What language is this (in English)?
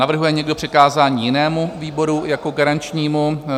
Czech